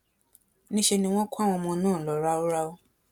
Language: Yoruba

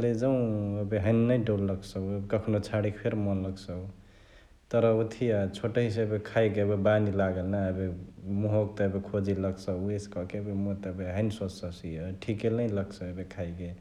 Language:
Chitwania Tharu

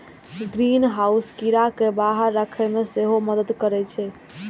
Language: Maithili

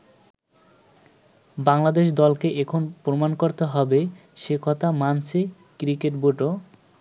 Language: Bangla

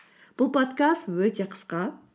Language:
Kazakh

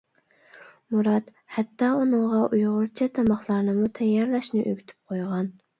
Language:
Uyghur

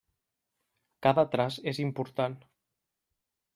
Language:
Catalan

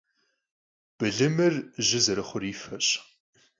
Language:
Kabardian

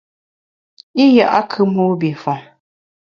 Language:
Bamun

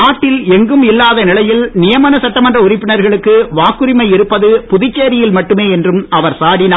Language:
Tamil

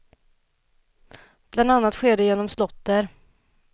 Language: Swedish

